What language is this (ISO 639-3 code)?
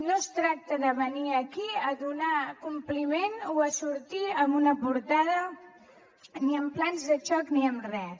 cat